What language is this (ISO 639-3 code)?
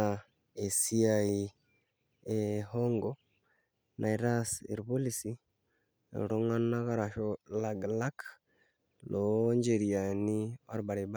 mas